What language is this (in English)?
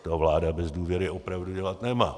Czech